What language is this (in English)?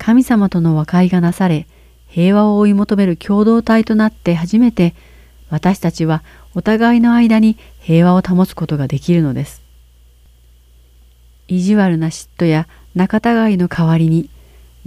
Japanese